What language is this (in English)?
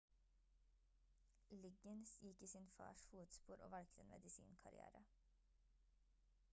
Norwegian Bokmål